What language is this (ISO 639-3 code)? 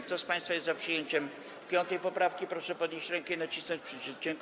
pol